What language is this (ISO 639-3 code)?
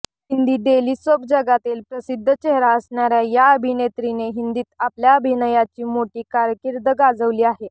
mar